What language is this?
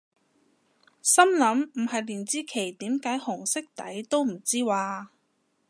Cantonese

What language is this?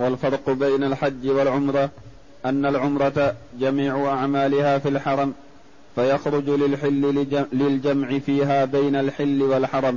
Arabic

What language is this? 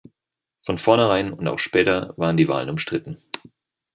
German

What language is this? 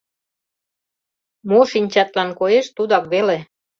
Mari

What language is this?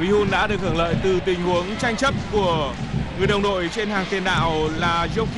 Vietnamese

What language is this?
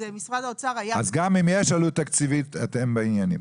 Hebrew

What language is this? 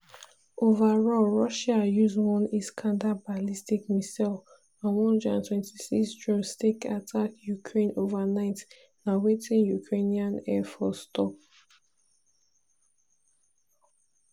Nigerian Pidgin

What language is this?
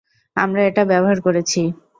Bangla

